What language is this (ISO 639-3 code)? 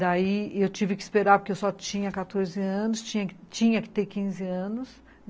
por